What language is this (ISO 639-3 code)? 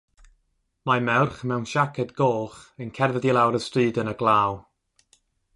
cym